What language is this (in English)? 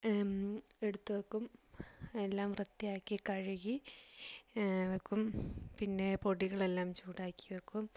Malayalam